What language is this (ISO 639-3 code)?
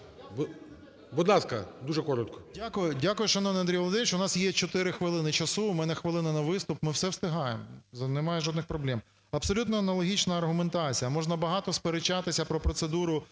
ukr